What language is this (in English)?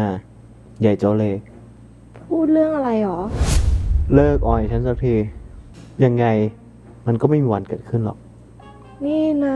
Thai